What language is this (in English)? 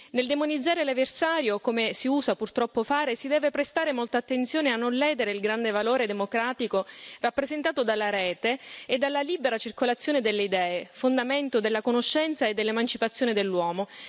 Italian